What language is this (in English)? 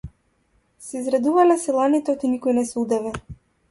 Macedonian